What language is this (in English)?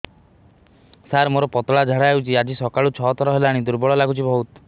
Odia